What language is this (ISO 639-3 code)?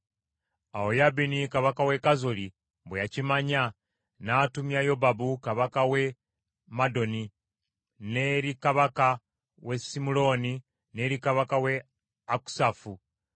lug